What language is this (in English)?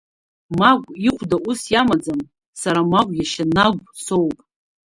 Abkhazian